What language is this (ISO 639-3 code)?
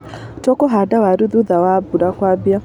kik